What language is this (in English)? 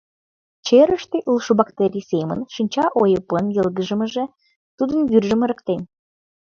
Mari